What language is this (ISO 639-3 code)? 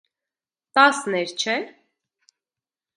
hye